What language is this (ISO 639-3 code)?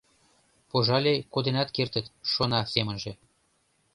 chm